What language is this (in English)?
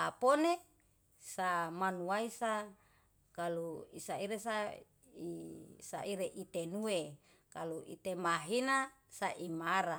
Yalahatan